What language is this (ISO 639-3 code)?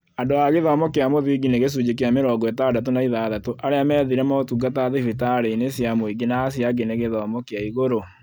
kik